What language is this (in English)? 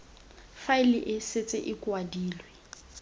Tswana